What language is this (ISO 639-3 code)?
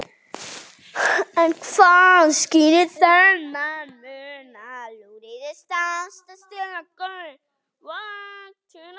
isl